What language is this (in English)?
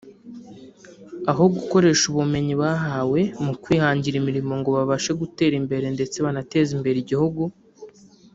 Kinyarwanda